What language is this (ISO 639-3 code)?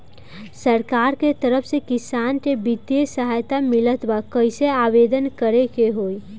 bho